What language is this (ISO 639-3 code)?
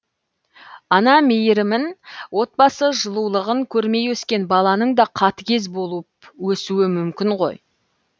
kaz